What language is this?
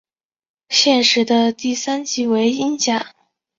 Chinese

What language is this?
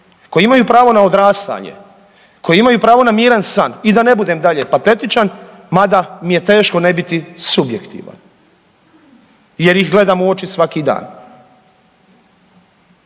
Croatian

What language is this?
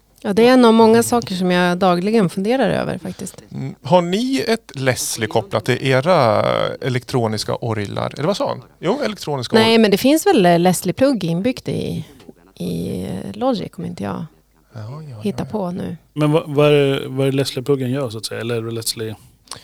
Swedish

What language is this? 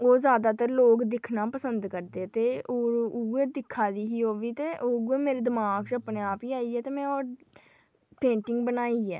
Dogri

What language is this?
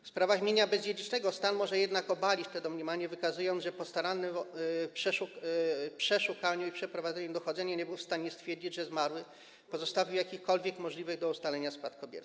Polish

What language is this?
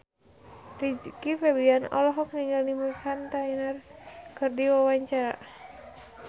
Sundanese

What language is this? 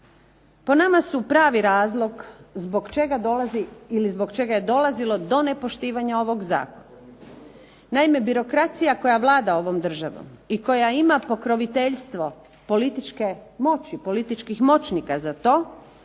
Croatian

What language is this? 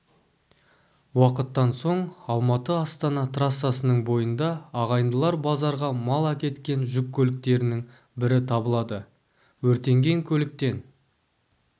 Kazakh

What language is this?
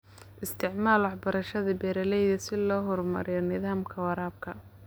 Somali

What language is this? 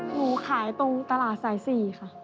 Thai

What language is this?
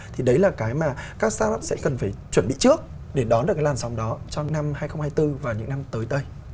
Vietnamese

